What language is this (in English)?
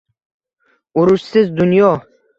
Uzbek